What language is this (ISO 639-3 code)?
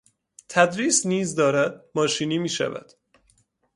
fas